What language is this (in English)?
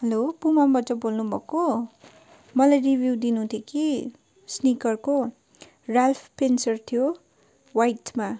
Nepali